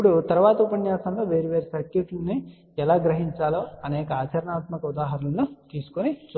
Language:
Telugu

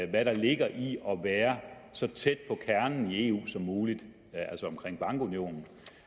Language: Danish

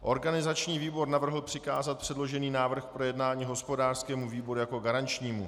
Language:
Czech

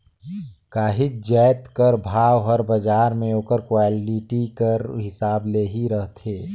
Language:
Chhattisgarhi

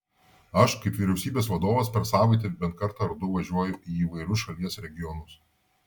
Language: Lithuanian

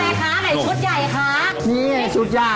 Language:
Thai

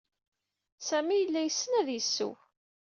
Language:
Kabyle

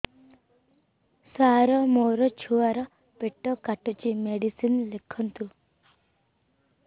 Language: Odia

